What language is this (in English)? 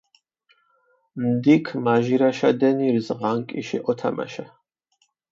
Mingrelian